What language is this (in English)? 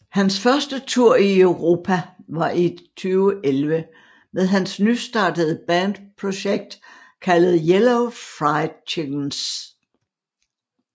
Danish